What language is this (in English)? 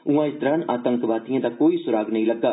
Dogri